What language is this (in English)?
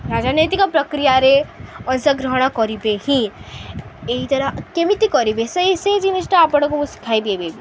Odia